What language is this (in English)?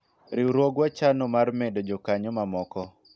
Luo (Kenya and Tanzania)